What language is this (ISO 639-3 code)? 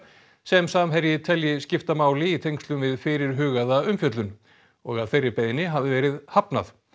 isl